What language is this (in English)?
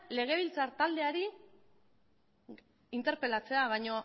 Basque